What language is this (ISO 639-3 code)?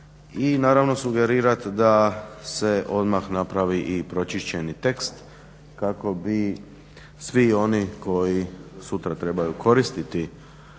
hrv